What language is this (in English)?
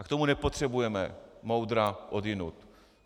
Czech